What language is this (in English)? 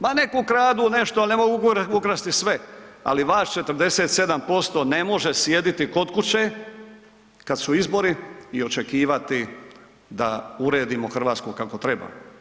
Croatian